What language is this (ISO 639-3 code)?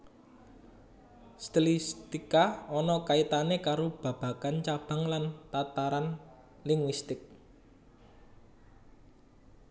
jav